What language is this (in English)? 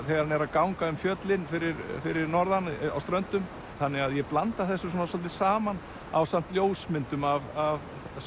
Icelandic